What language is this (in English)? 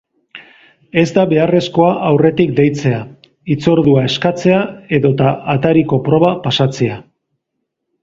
Basque